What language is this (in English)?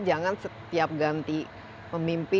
Indonesian